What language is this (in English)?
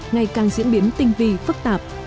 Vietnamese